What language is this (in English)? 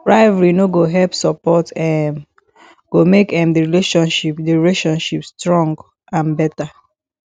Nigerian Pidgin